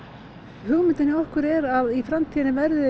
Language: Icelandic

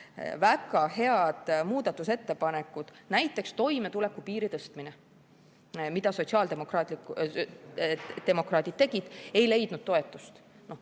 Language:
Estonian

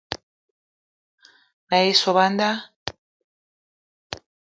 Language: Eton (Cameroon)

